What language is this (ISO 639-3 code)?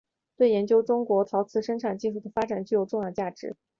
zho